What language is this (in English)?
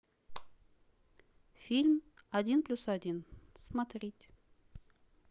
Russian